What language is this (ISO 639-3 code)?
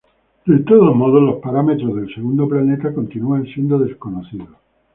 spa